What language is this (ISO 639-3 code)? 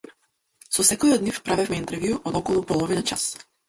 mkd